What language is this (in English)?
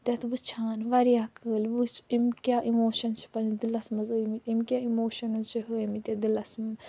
Kashmiri